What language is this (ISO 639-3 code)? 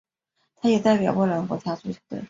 zho